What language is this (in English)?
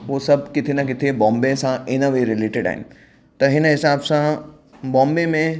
Sindhi